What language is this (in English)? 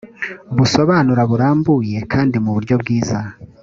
Kinyarwanda